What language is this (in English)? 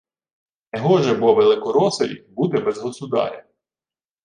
Ukrainian